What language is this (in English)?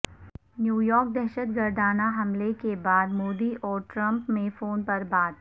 Urdu